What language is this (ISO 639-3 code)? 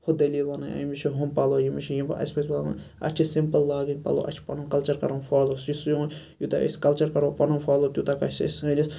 kas